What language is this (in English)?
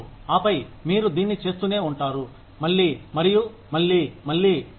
Telugu